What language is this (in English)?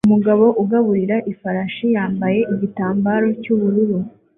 Kinyarwanda